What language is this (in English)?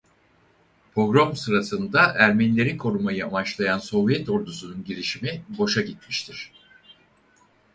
Turkish